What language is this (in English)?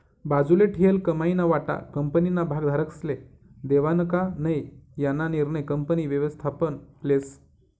Marathi